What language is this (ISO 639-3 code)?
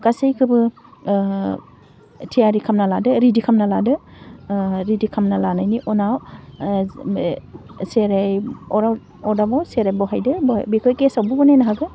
brx